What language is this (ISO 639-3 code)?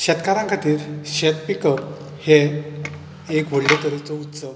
kok